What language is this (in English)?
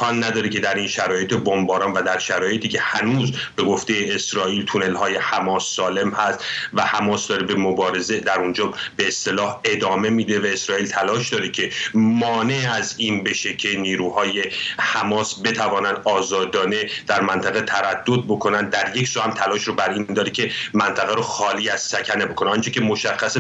Persian